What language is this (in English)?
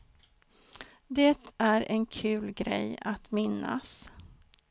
Swedish